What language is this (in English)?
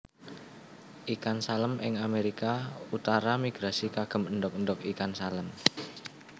Javanese